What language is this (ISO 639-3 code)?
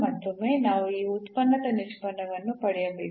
kan